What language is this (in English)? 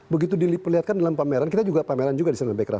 Indonesian